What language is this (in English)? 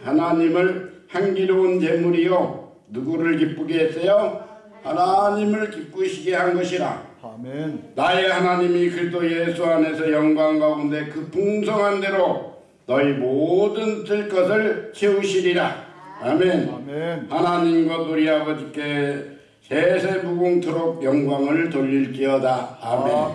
Korean